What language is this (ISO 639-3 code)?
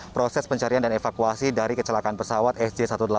ind